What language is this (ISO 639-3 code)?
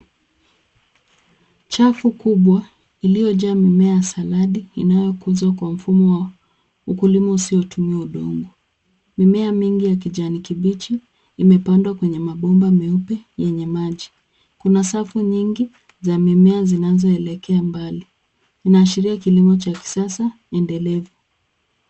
swa